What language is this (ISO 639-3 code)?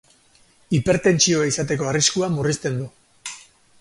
eus